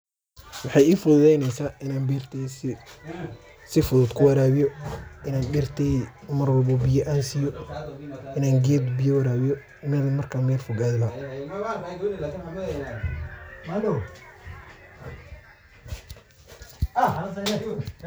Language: Somali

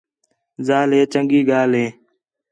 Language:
Khetrani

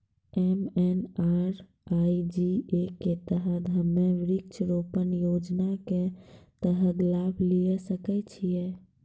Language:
Maithili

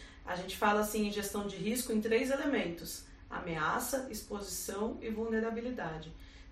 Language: Portuguese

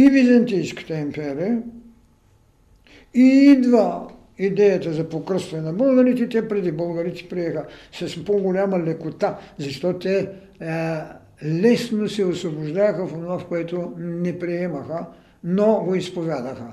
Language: Bulgarian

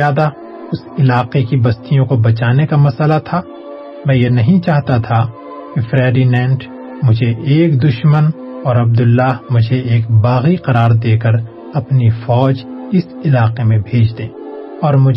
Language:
Urdu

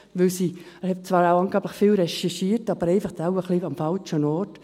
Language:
Swiss German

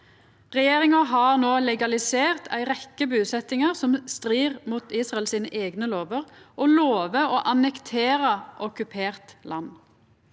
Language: Norwegian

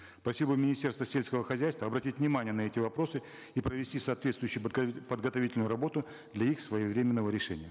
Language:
Kazakh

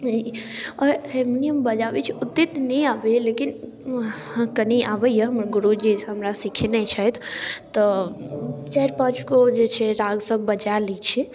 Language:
Maithili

